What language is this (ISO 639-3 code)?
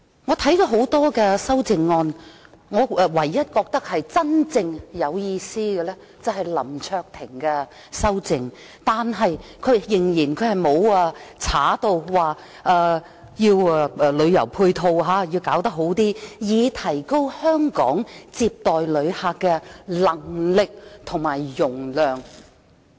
yue